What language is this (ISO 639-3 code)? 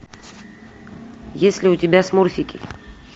rus